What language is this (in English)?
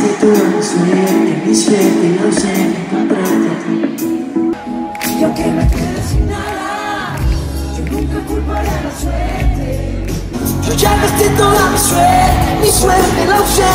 Polish